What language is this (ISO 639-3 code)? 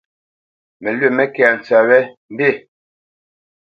bce